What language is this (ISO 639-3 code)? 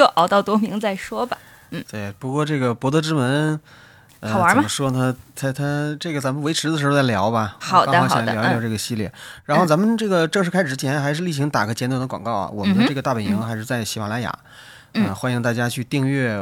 zho